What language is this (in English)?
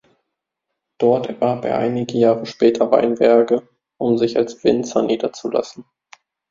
German